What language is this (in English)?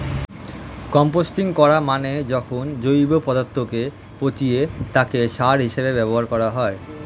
Bangla